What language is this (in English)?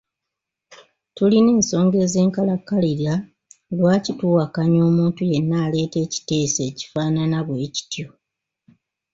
Ganda